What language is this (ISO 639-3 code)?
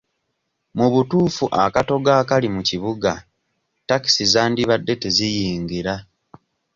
lug